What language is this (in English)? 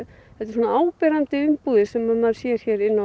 Icelandic